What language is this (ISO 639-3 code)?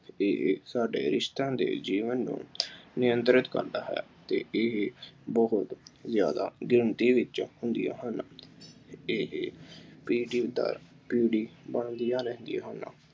pan